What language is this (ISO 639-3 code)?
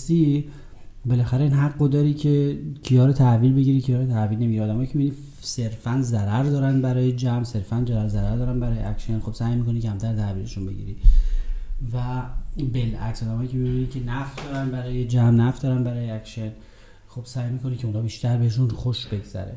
fas